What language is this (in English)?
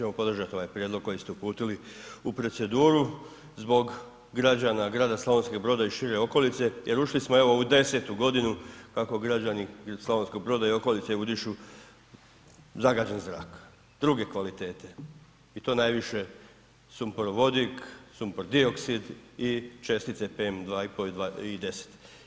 Croatian